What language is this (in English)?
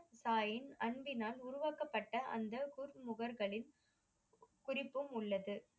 Tamil